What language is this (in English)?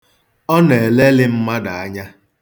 Igbo